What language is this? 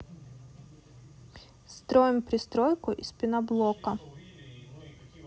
Russian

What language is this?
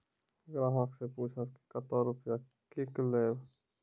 Maithili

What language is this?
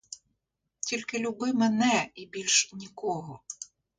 Ukrainian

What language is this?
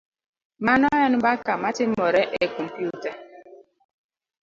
Luo (Kenya and Tanzania)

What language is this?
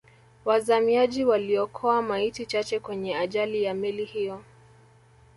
Swahili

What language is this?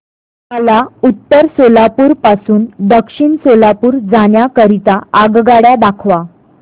Marathi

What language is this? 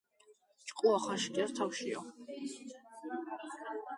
Georgian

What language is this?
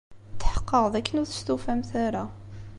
Kabyle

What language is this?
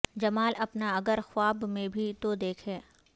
Urdu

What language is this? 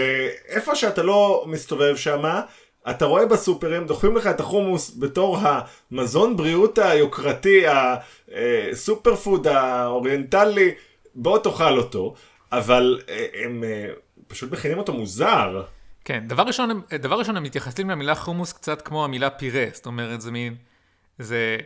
Hebrew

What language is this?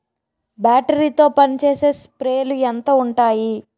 Telugu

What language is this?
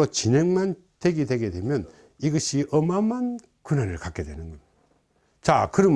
Korean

